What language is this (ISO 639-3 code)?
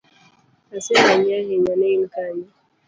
luo